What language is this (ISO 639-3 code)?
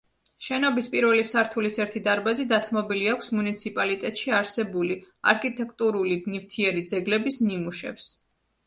kat